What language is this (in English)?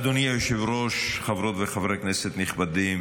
Hebrew